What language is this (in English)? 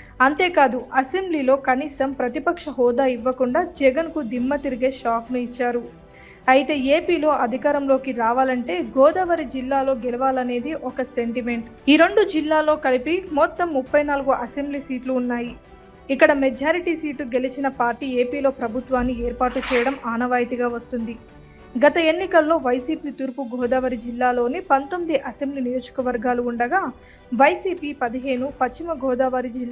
Telugu